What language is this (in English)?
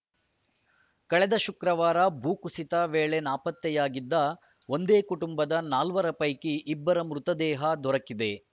Kannada